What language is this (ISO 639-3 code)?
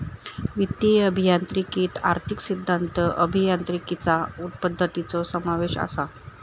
mar